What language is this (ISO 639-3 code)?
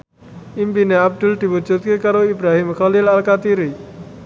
jav